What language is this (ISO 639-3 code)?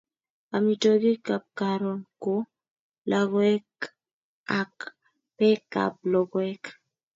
kln